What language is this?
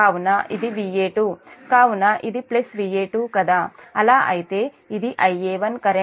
Telugu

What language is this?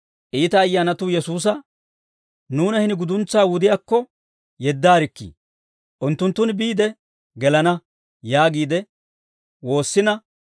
Dawro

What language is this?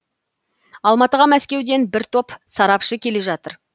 Kazakh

